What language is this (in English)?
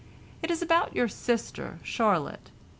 English